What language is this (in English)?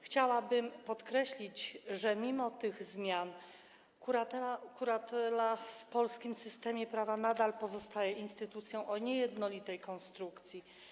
Polish